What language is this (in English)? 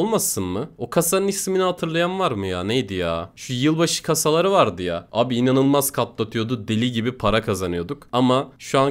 Turkish